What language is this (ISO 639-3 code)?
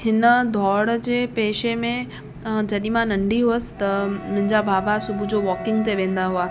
snd